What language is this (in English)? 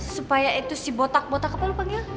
Indonesian